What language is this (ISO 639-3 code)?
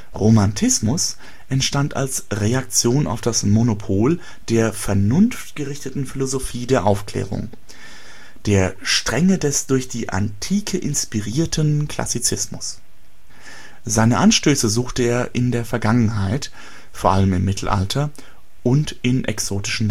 deu